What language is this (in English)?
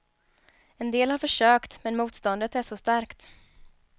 Swedish